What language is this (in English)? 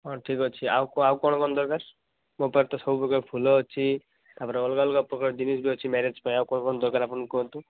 Odia